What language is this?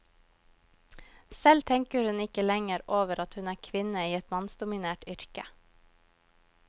Norwegian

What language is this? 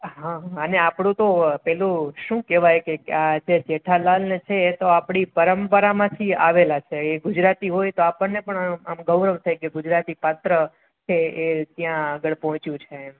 Gujarati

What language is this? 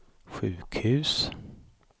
Swedish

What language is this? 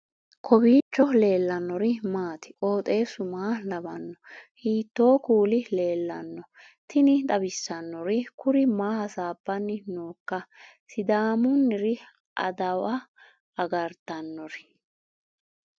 Sidamo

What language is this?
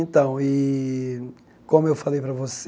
Portuguese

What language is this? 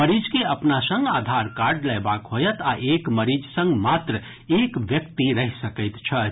Maithili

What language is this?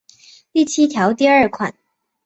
Chinese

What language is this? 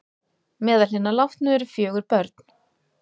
Icelandic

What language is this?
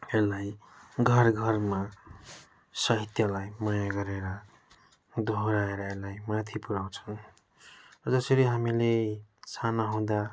Nepali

